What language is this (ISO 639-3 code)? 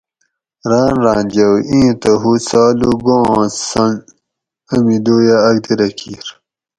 gwc